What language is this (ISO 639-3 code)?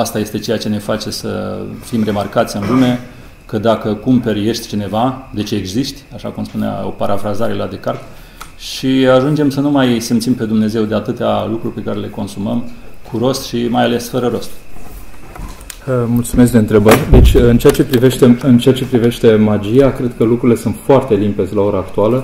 ron